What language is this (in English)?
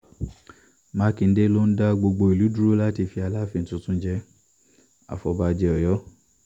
Yoruba